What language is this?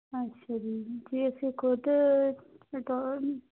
Punjabi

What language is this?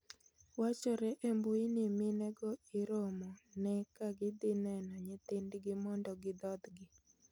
Luo (Kenya and Tanzania)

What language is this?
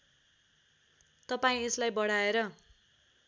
Nepali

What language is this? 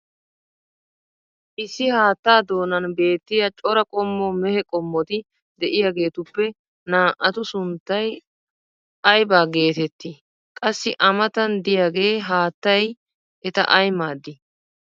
Wolaytta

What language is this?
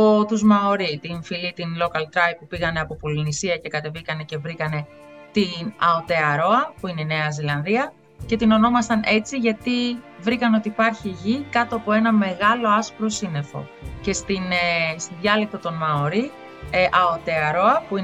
Greek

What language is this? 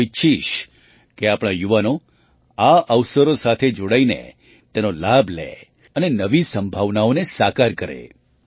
Gujarati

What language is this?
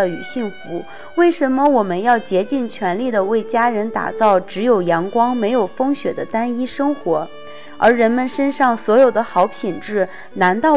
Chinese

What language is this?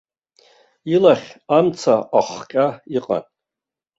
Abkhazian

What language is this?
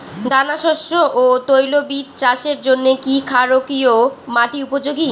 Bangla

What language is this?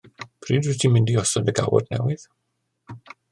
Welsh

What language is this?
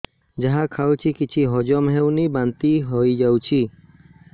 Odia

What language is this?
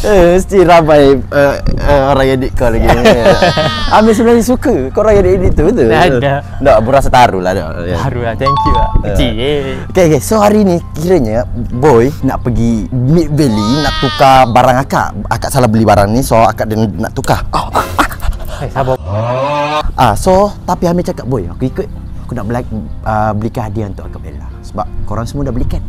Malay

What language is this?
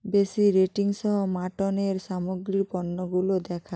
Bangla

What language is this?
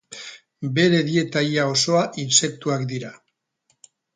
Basque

